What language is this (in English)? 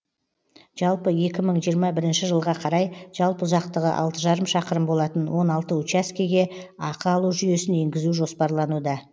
Kazakh